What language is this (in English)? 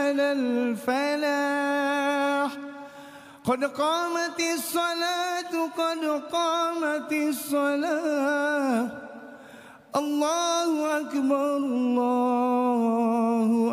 Malay